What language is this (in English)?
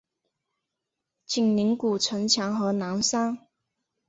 Chinese